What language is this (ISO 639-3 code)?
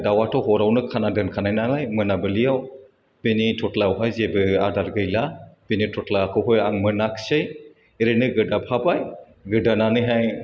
brx